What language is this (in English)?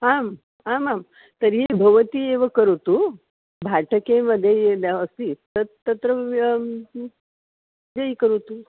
Sanskrit